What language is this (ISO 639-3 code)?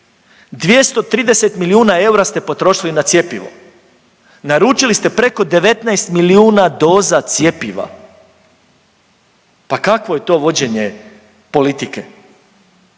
hrv